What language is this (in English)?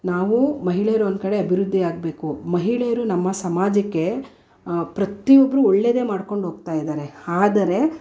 Kannada